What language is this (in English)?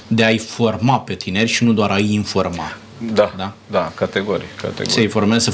Romanian